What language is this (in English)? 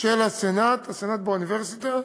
Hebrew